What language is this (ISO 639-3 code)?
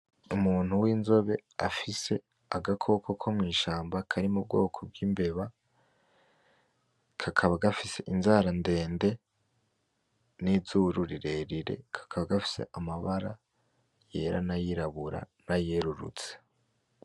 run